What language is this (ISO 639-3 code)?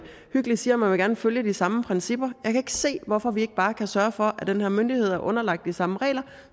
dan